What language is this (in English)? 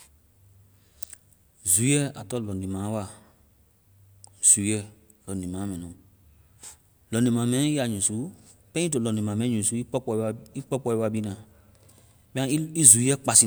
Vai